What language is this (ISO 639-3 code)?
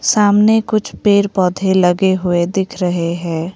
hin